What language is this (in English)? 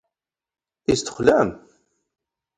Standard Moroccan Tamazight